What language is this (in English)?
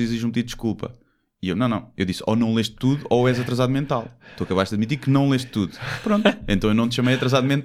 Portuguese